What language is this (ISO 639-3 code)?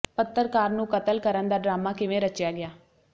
pan